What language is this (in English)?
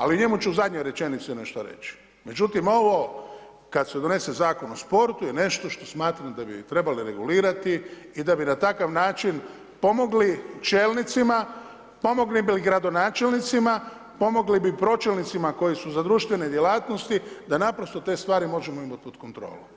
Croatian